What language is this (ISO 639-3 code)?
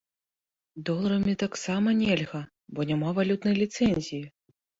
bel